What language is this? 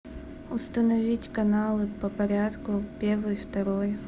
Russian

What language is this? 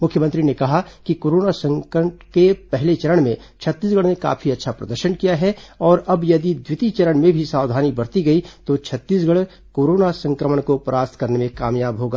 Hindi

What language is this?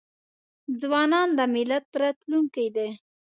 Pashto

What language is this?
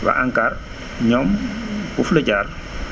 Wolof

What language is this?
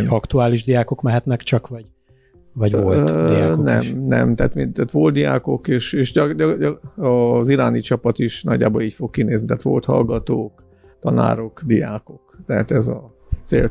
Hungarian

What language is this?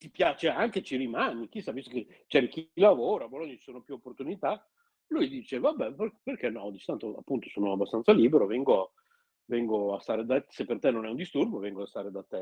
Italian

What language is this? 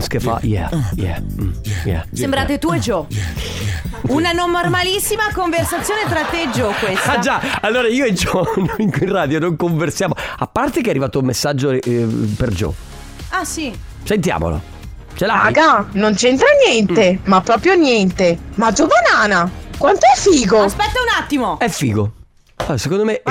Italian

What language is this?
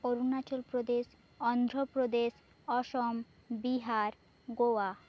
Bangla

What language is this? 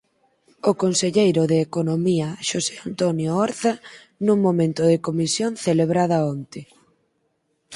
Galician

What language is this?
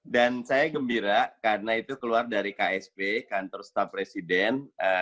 Indonesian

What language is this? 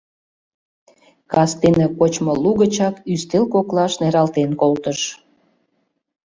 Mari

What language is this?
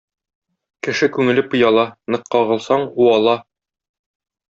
Tatar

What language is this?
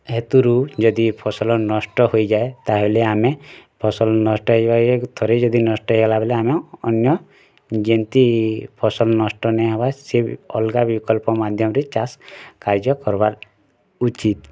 Odia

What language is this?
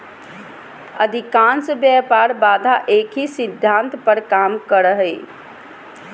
Magahi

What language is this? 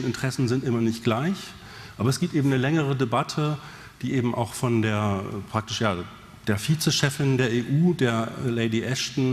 German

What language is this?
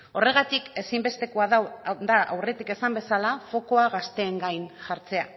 Basque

